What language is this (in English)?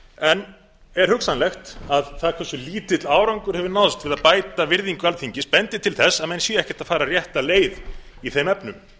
Icelandic